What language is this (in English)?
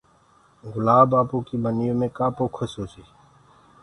Gurgula